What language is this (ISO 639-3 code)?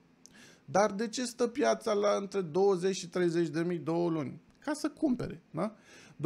ron